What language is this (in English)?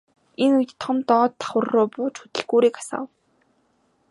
Mongolian